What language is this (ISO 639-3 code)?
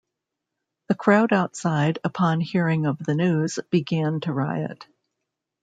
eng